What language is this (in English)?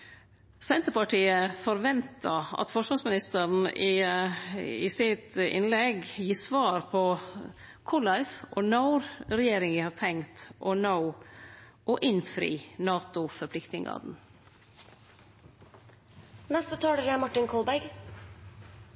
Norwegian Nynorsk